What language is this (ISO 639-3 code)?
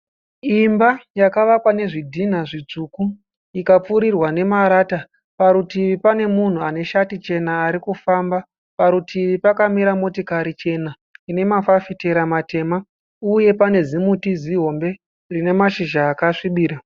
sna